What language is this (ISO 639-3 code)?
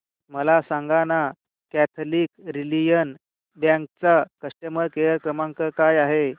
mar